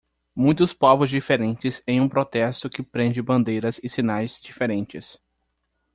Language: Portuguese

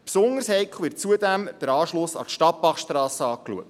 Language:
Swiss German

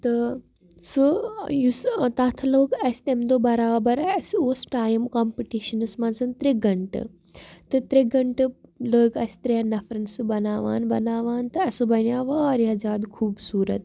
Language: Kashmiri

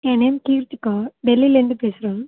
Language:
Tamil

